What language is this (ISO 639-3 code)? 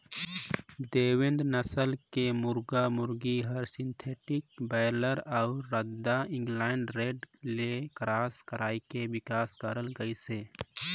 hne